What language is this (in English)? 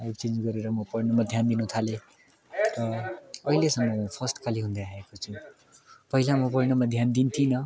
Nepali